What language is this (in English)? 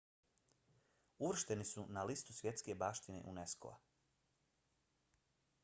Bosnian